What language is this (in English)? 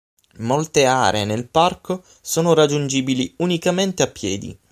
Italian